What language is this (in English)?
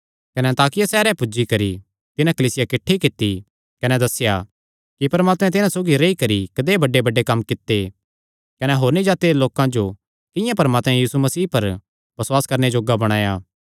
Kangri